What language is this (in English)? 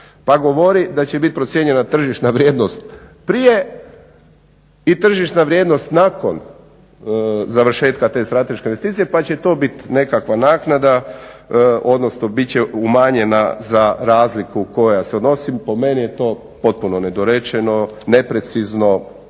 Croatian